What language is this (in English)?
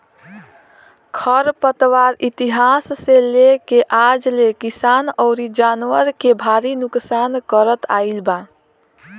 Bhojpuri